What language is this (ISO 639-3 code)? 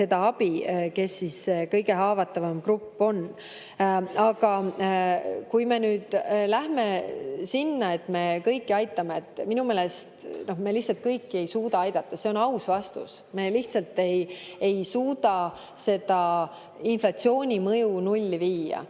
est